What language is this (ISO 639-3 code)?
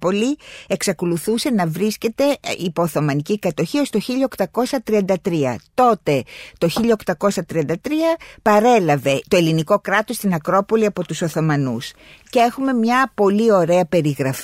ell